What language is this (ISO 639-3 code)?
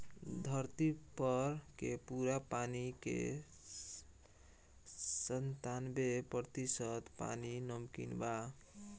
bho